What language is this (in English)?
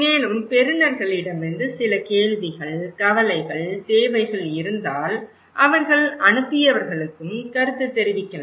Tamil